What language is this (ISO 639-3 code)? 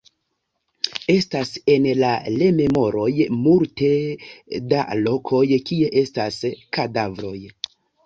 epo